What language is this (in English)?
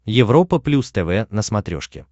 Russian